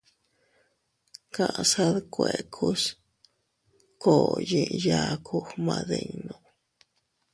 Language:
Teutila Cuicatec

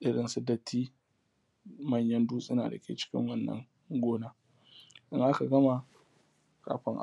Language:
Hausa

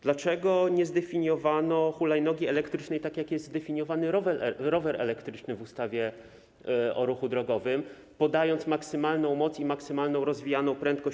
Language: Polish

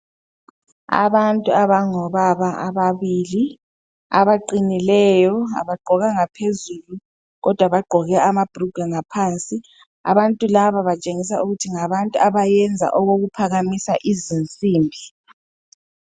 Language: North Ndebele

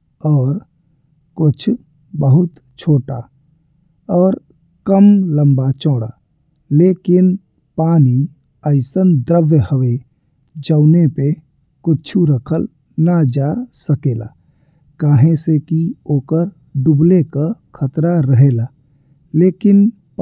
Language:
Bhojpuri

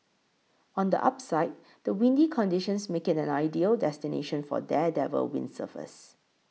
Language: English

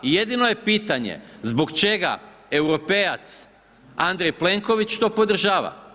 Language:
Croatian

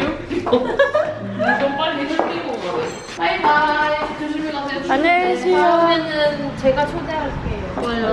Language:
Korean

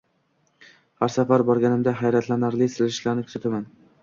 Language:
Uzbek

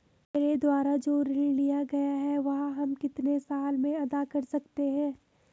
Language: Hindi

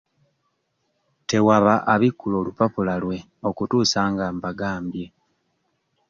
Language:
Ganda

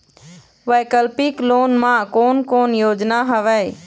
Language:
Chhattisgarhi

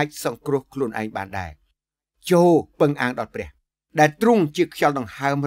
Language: Thai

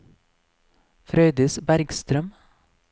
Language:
Norwegian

